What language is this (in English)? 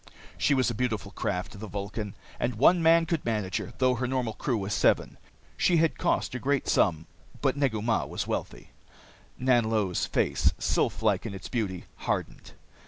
English